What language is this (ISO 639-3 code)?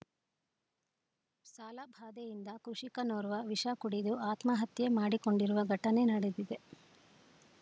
kan